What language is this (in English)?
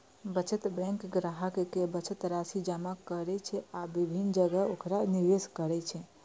Maithili